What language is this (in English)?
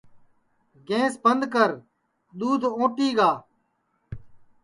Sansi